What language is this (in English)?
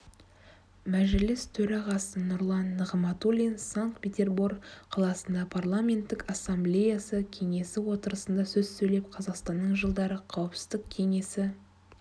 Kazakh